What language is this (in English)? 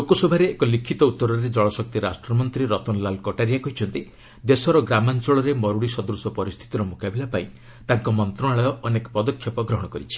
Odia